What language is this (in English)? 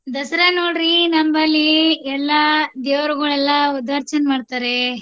Kannada